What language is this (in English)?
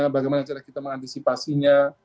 Indonesian